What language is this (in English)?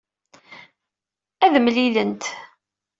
Kabyle